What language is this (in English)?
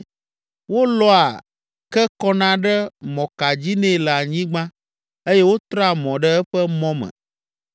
Ewe